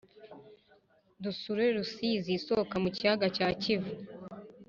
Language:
Kinyarwanda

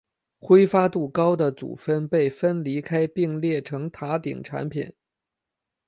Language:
Chinese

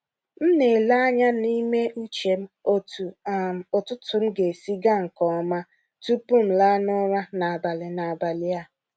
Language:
Igbo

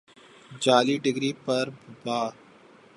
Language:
Urdu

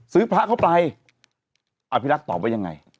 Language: Thai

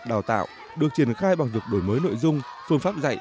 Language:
Vietnamese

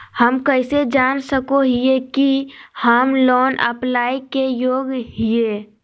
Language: Magahi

